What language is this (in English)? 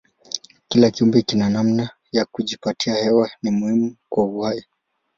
Swahili